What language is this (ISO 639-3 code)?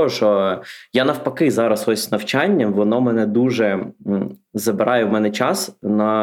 ukr